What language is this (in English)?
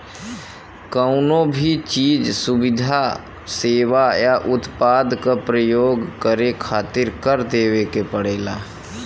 Bhojpuri